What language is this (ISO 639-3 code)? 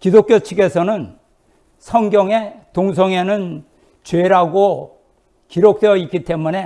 kor